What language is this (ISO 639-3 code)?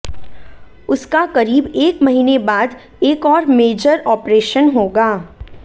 hin